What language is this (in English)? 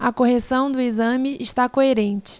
Portuguese